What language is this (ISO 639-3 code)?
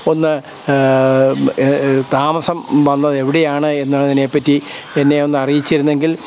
mal